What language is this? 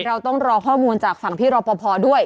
Thai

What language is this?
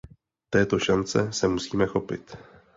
Czech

